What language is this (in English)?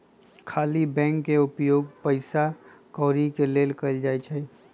Magahi